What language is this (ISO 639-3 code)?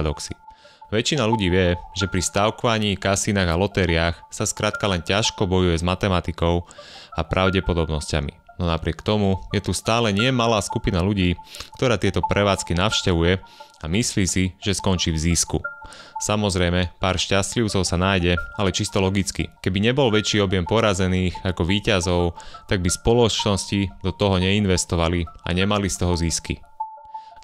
slk